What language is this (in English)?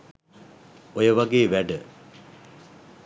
Sinhala